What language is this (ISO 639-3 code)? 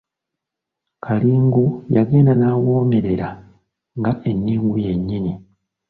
lug